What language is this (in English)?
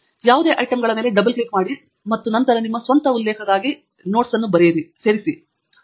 Kannada